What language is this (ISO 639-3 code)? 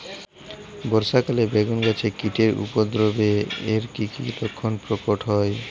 ben